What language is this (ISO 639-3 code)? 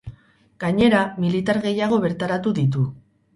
eus